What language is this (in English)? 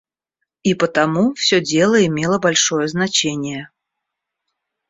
Russian